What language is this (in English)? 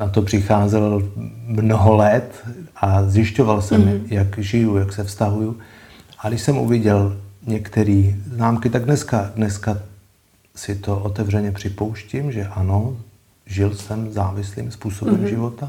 Czech